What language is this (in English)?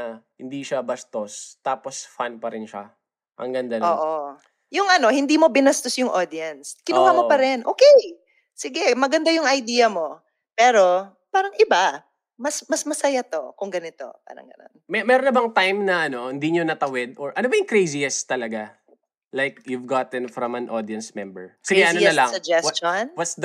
Filipino